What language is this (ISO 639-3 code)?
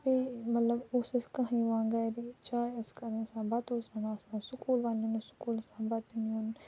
kas